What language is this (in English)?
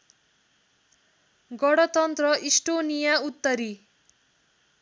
Nepali